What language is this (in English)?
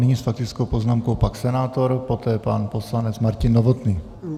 Czech